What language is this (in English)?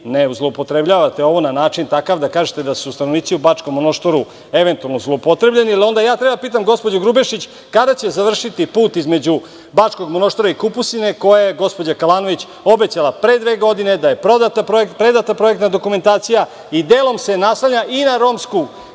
Serbian